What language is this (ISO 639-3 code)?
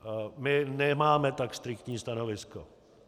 ces